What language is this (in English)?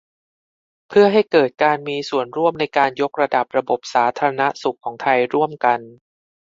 Thai